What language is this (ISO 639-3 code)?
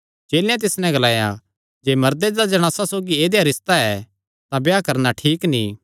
xnr